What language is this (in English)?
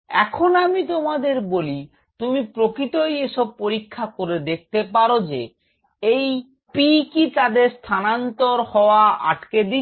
Bangla